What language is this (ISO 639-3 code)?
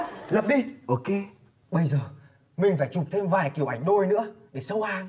vie